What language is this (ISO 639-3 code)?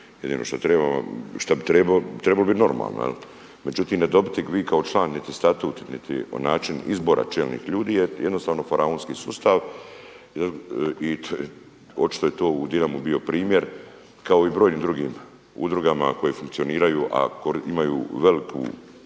hrv